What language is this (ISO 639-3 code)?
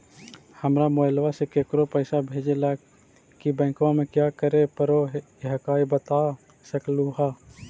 mag